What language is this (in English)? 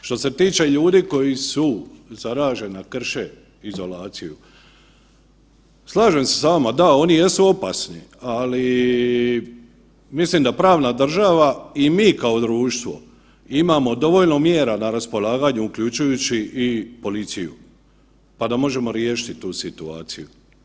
Croatian